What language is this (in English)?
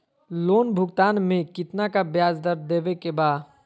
Magahi